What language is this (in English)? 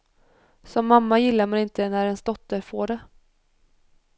Swedish